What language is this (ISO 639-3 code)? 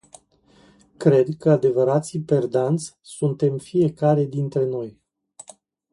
ron